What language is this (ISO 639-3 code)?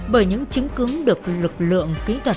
vie